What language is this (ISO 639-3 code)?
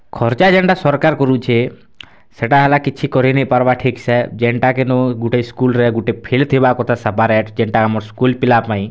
ori